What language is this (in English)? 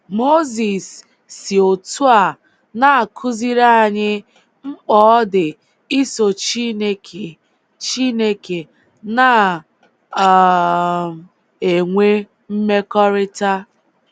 Igbo